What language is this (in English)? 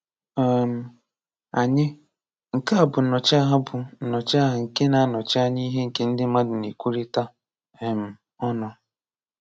Igbo